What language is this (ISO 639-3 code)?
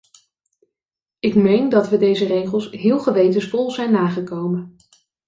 nld